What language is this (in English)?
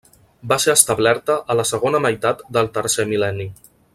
Catalan